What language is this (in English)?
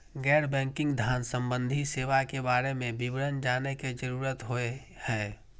Maithili